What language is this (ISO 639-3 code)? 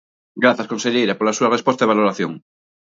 glg